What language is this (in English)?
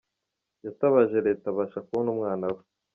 Kinyarwanda